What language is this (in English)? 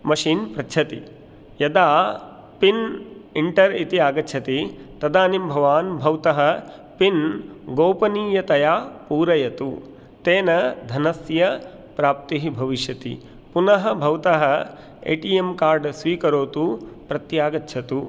Sanskrit